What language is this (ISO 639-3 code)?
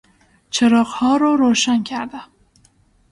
fas